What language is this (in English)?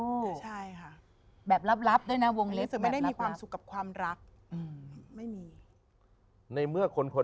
Thai